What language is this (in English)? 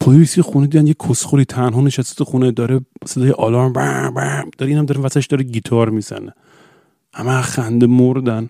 Persian